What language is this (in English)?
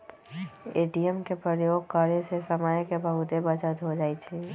Magahi